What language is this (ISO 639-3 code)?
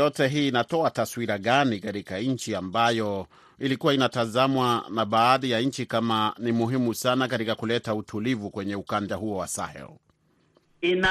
swa